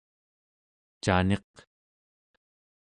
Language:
Central Yupik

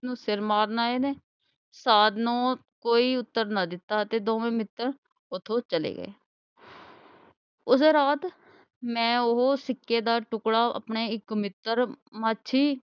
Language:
Punjabi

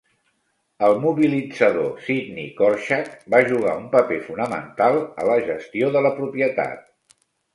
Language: Catalan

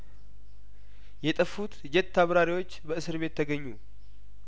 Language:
Amharic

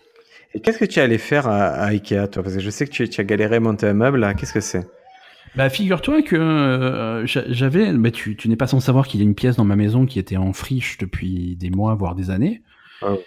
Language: French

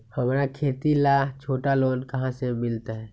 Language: Magahi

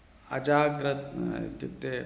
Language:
Sanskrit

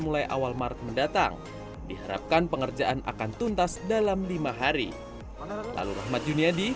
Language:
Indonesian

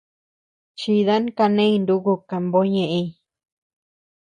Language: Tepeuxila Cuicatec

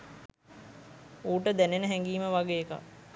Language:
Sinhala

